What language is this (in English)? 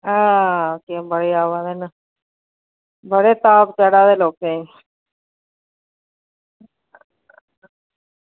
Dogri